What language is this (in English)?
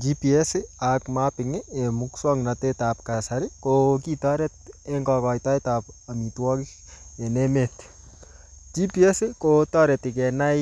Kalenjin